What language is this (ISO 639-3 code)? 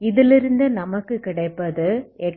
tam